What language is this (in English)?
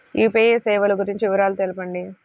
Telugu